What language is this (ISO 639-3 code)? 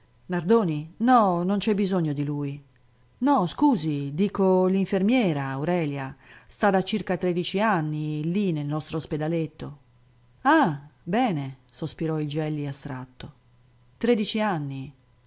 ita